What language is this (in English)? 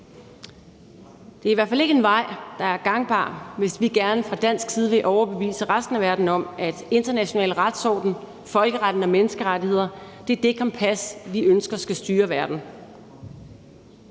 Danish